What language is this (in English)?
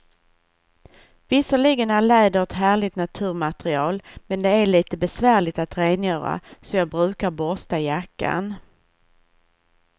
Swedish